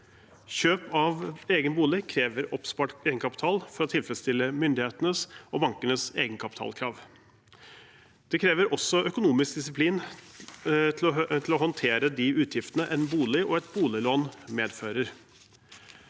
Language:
Norwegian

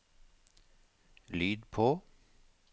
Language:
Norwegian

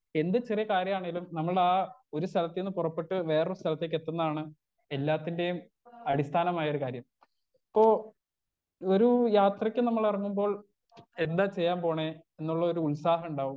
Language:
Malayalam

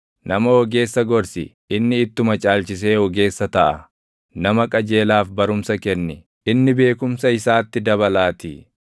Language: Oromo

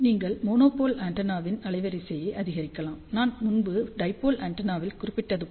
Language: Tamil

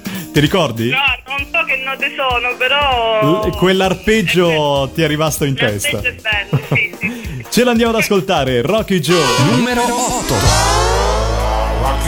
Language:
Italian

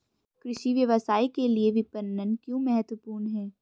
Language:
Hindi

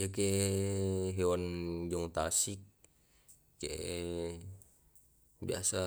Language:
Tae'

